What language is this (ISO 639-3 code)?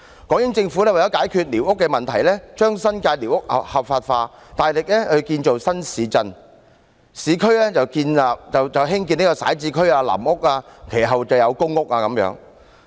yue